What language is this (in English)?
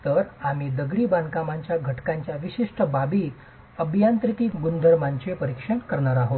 Marathi